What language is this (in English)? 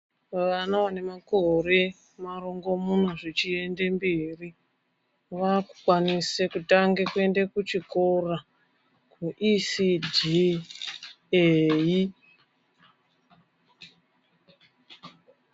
Ndau